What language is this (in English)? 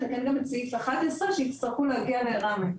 Hebrew